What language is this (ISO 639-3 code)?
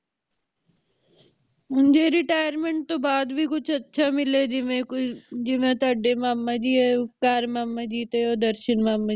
pan